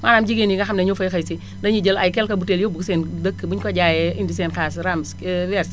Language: Wolof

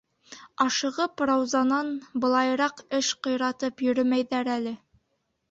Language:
Bashkir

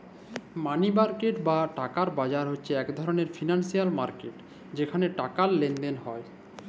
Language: Bangla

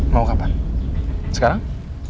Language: Indonesian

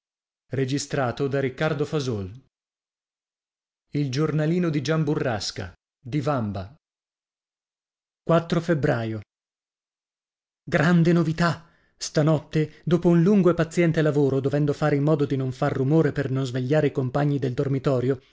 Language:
Italian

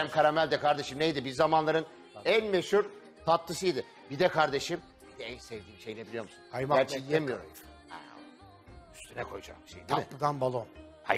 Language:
Turkish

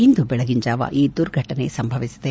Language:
Kannada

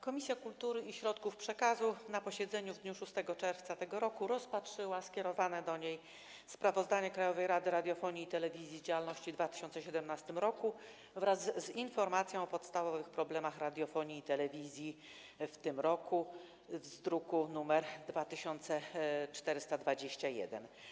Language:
Polish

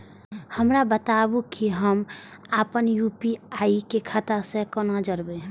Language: Maithili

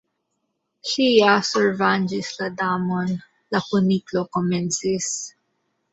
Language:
Esperanto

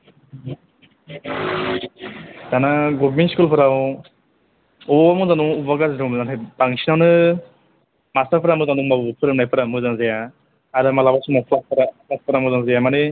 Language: Bodo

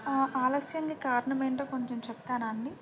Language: Telugu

